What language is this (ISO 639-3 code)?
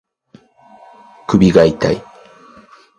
jpn